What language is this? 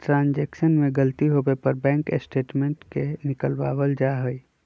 Magahi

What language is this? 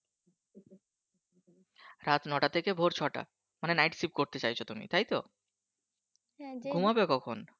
Bangla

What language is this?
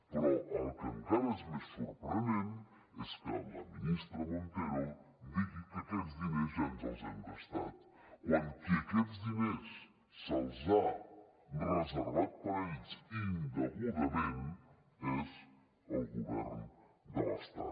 Catalan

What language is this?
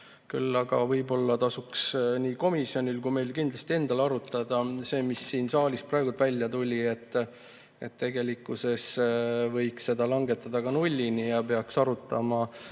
Estonian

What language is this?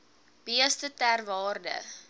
Afrikaans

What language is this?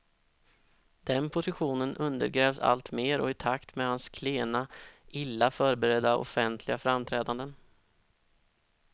Swedish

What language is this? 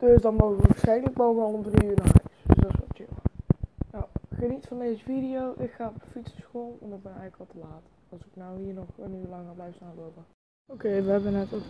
Dutch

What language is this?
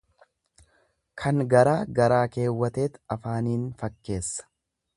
Oromo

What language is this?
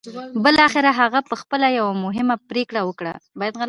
Pashto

